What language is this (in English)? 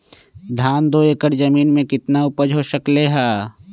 Magahi